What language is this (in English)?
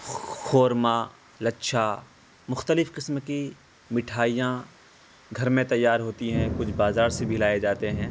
Urdu